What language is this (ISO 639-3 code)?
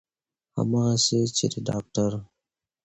pus